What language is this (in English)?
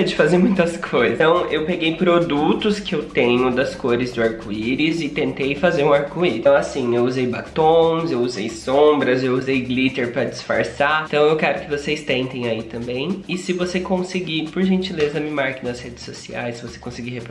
Portuguese